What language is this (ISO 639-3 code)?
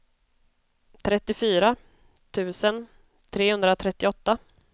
swe